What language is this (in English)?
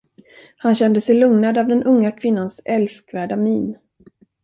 Swedish